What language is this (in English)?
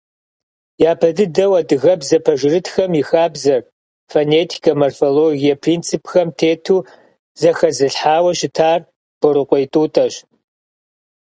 Kabardian